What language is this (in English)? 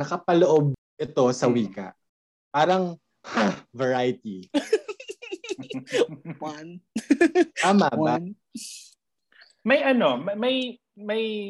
Filipino